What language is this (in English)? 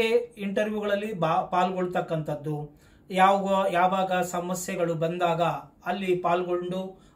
Kannada